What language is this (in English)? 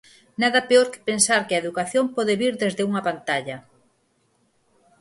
Galician